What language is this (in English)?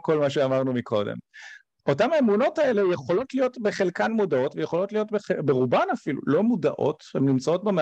Hebrew